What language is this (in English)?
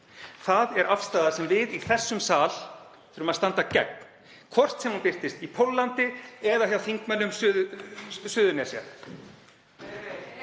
Icelandic